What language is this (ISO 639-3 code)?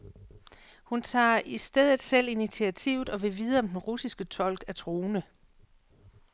dan